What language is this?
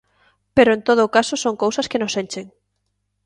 Galician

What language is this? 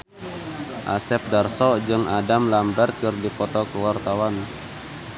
Sundanese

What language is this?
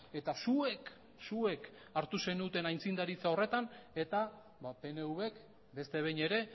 Basque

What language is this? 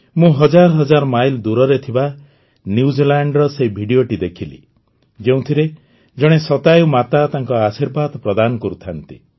Odia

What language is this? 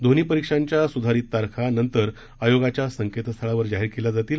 Marathi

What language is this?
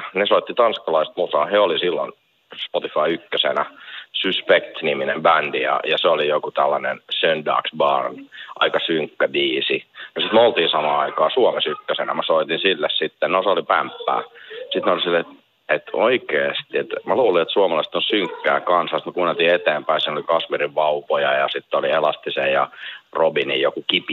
Finnish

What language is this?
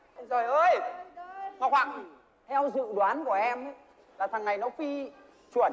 Vietnamese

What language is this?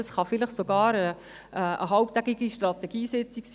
Swiss German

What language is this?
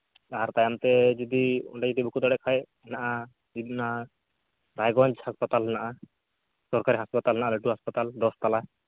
Santali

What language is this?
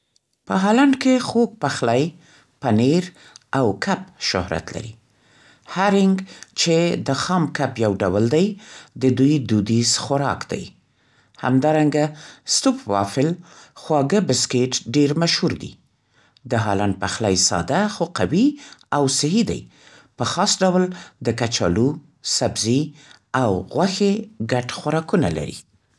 Central Pashto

